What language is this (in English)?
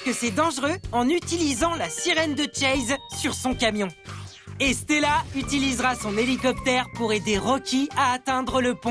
French